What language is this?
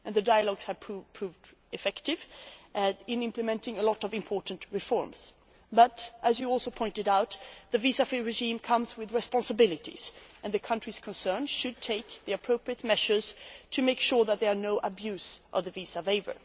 English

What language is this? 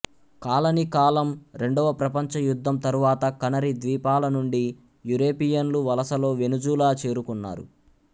Telugu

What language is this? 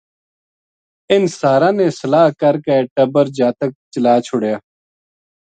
Gujari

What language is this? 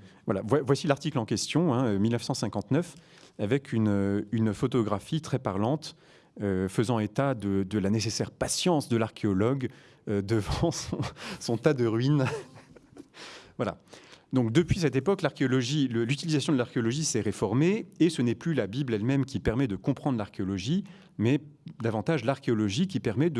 French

